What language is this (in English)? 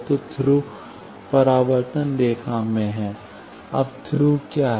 Hindi